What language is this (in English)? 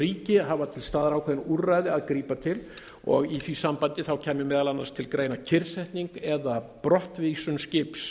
Icelandic